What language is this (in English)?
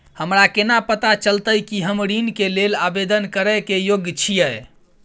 Maithili